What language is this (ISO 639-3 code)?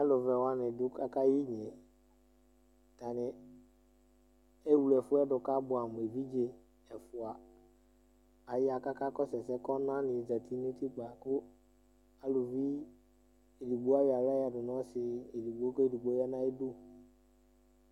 kpo